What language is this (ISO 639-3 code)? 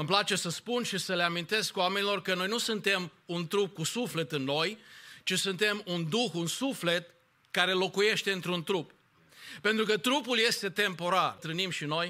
ron